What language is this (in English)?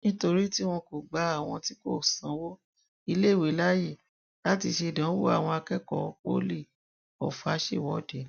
Yoruba